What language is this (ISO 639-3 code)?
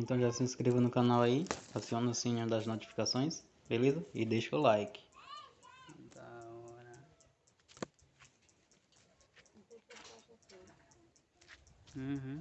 por